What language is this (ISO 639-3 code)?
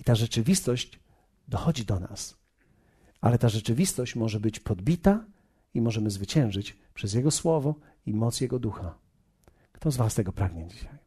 pol